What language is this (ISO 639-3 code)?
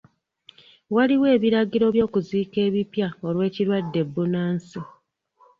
lug